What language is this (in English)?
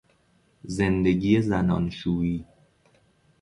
Persian